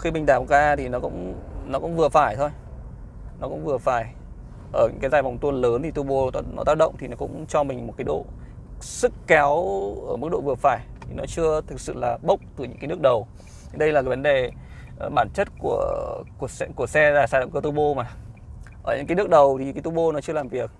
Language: Vietnamese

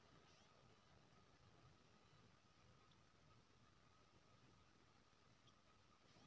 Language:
Maithili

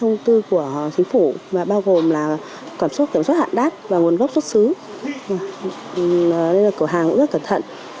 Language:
Vietnamese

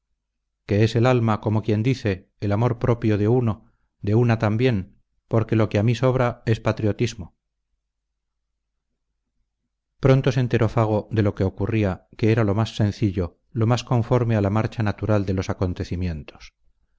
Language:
Spanish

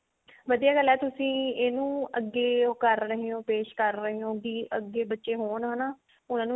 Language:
Punjabi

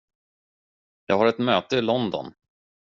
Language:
Swedish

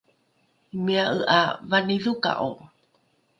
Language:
Rukai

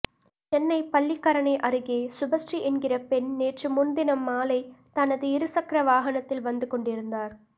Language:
Tamil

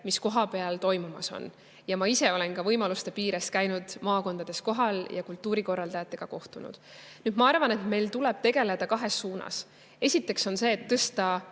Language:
Estonian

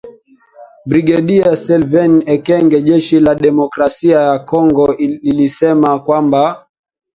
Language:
Swahili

